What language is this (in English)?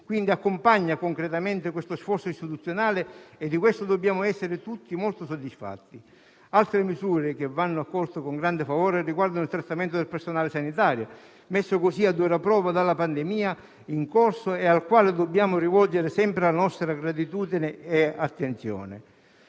Italian